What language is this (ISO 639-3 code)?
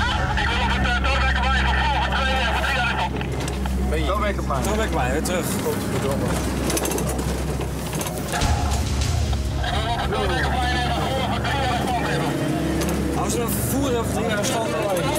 nld